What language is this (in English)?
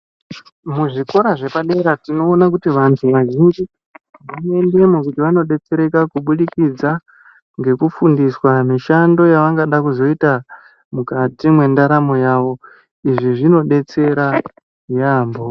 Ndau